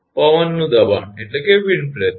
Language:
Gujarati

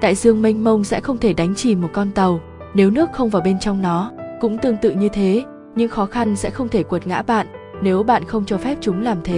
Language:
Vietnamese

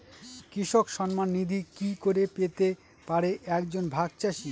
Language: Bangla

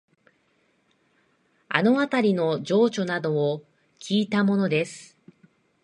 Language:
Japanese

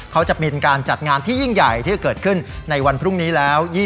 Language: Thai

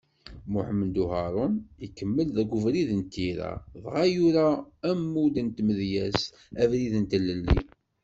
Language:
Kabyle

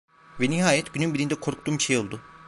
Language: Turkish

